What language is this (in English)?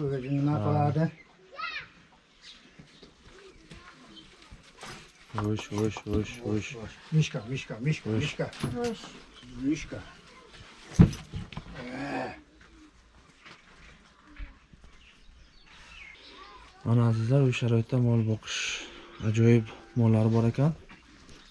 Turkish